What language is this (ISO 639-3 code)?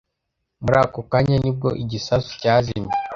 kin